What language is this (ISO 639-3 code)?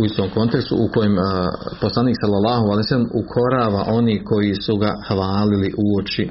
hrv